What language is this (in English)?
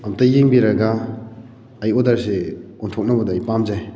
Manipuri